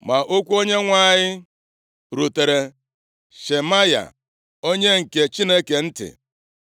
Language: Igbo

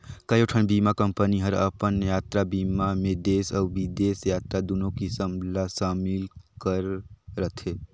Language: Chhattisgarhi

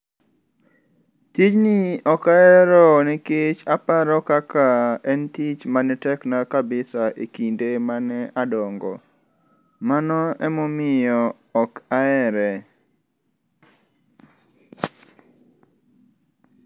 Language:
Luo (Kenya and Tanzania)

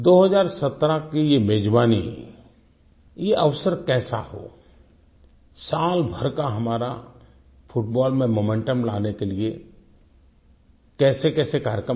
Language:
Hindi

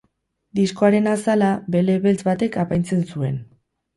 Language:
Basque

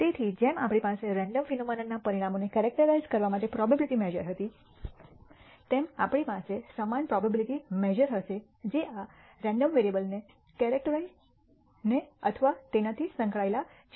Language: Gujarati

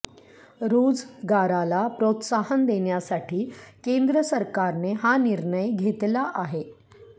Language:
Marathi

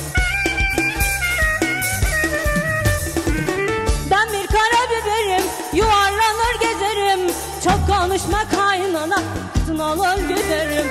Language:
Turkish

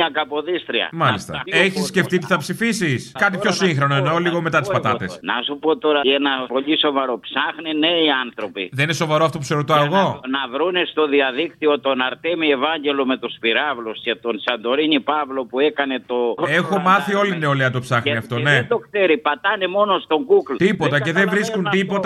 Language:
Greek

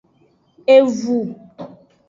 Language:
Aja (Benin)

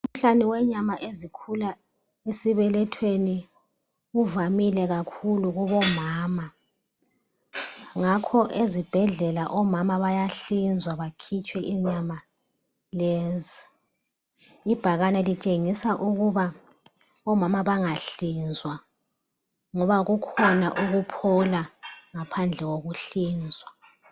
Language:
North Ndebele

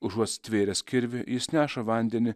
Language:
Lithuanian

